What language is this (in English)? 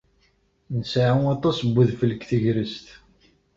Kabyle